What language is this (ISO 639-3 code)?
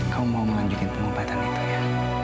ind